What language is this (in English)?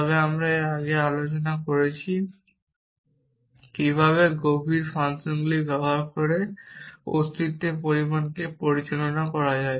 Bangla